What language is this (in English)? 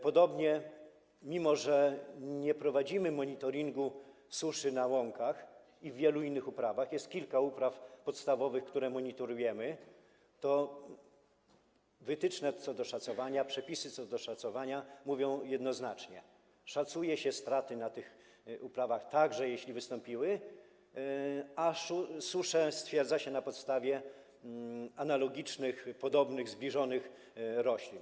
Polish